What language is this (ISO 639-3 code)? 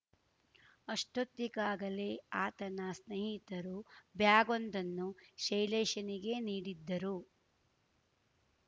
kan